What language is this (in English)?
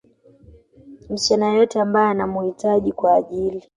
Swahili